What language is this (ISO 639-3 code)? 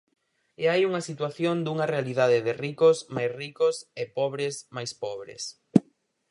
glg